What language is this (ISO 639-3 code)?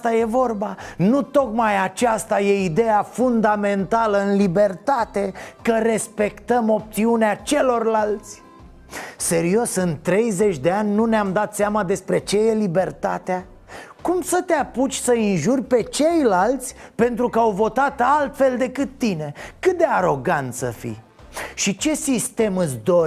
ron